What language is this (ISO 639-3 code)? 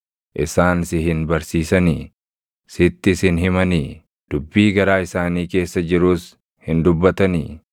orm